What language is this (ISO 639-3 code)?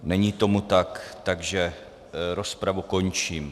ces